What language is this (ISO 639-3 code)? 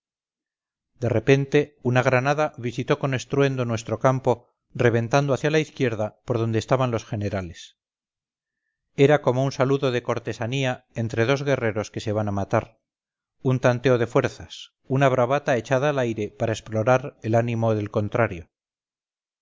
spa